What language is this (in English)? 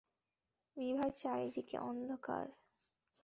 Bangla